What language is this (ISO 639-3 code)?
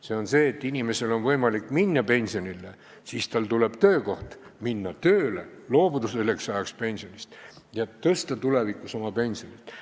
est